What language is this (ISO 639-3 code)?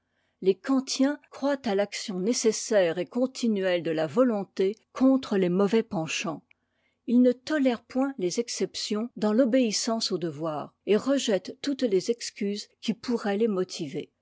fra